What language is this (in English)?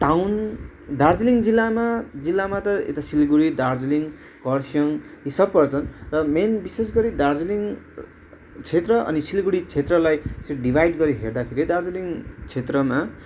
Nepali